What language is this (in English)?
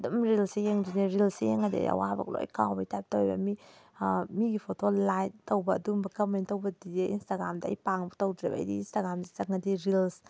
Manipuri